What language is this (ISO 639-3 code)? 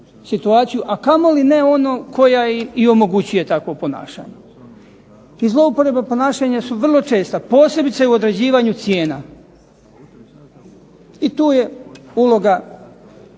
hrv